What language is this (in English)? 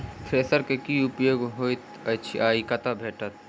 Maithili